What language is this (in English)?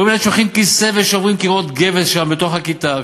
Hebrew